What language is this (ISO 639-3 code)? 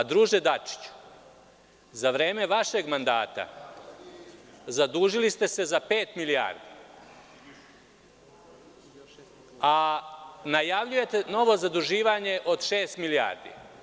srp